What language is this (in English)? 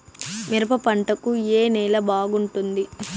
Telugu